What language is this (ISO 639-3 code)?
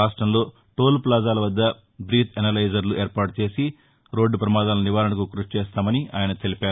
tel